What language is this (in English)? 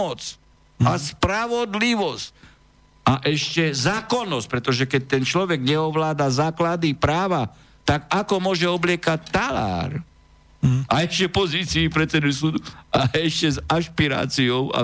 Slovak